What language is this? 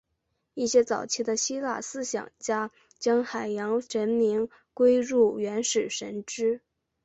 Chinese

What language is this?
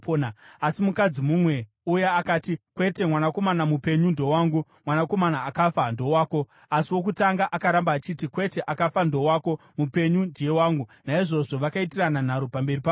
Shona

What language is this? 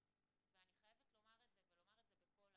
Hebrew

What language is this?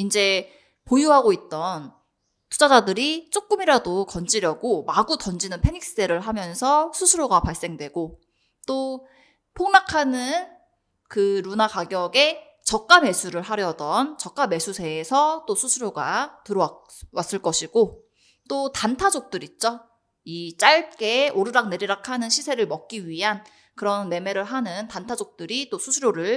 Korean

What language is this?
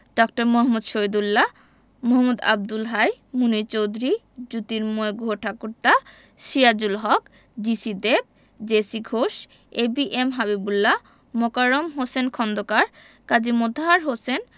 Bangla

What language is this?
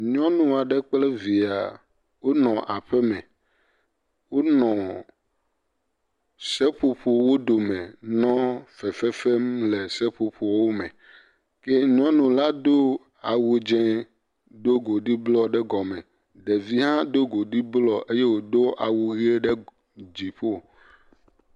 Ewe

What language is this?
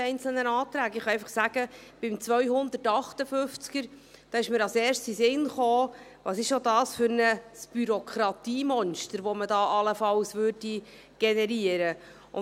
Swiss German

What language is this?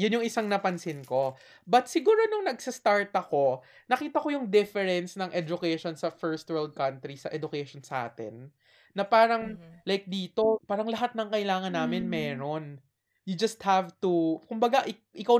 Filipino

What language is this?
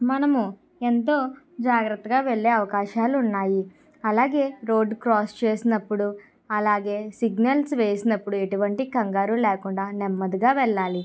Telugu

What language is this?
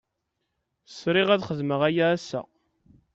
Kabyle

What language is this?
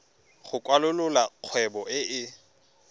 Tswana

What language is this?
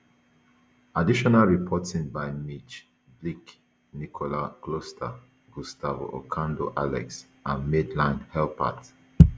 Nigerian Pidgin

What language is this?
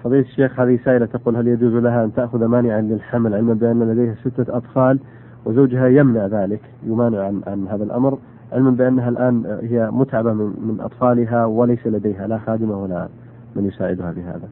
Arabic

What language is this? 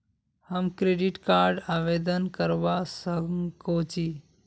Magahi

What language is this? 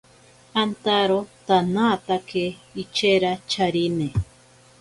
Ashéninka Perené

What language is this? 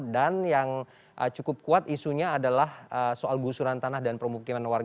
Indonesian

